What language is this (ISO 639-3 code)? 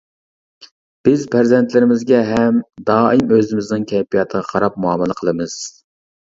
uig